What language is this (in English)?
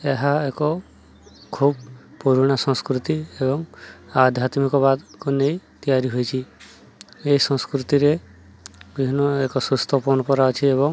Odia